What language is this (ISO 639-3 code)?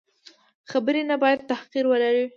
pus